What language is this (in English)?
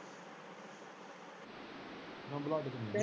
Punjabi